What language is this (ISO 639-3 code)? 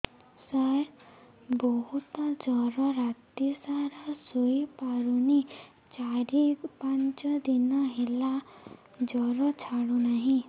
ori